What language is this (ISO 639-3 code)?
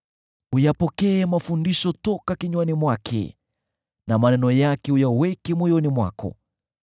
swa